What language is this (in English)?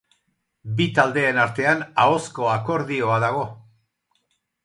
Basque